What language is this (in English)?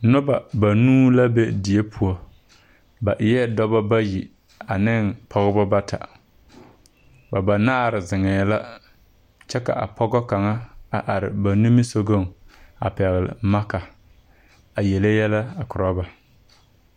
Southern Dagaare